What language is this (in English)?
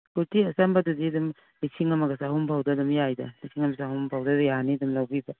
Manipuri